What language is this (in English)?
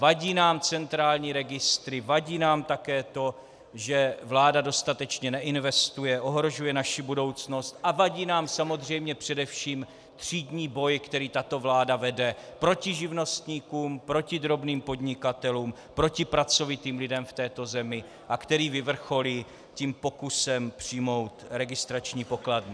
Czech